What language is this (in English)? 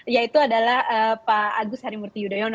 Indonesian